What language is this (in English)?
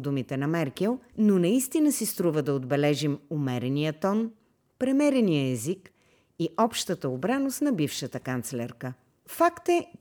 Bulgarian